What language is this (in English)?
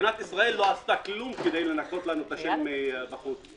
Hebrew